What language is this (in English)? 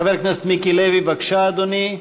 Hebrew